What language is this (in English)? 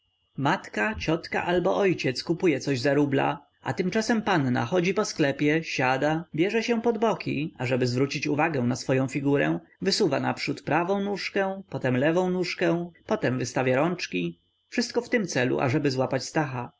Polish